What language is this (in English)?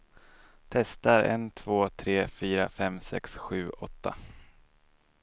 Swedish